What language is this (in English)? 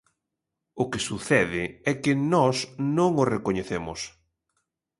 Galician